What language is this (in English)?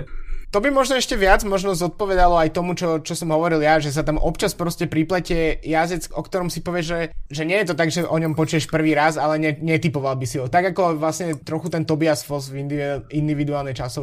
Slovak